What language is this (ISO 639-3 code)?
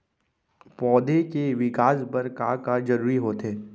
hne